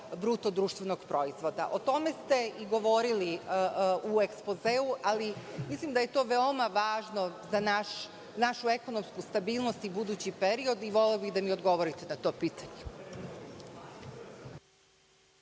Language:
Serbian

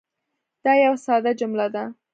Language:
Pashto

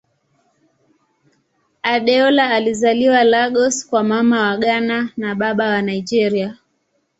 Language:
Swahili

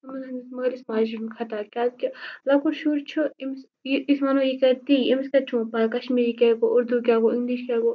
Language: Kashmiri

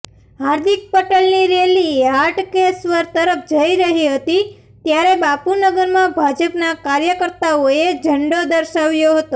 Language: Gujarati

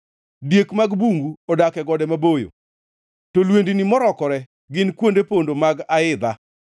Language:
Luo (Kenya and Tanzania)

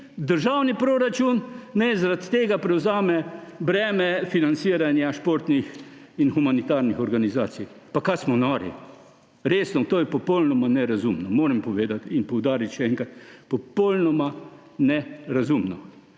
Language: Slovenian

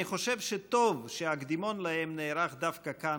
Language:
Hebrew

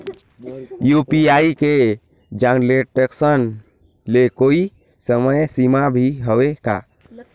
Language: Chhattisgarhi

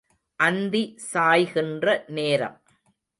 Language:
Tamil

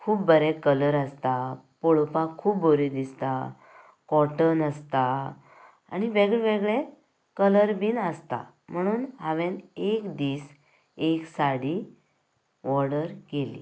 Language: Konkani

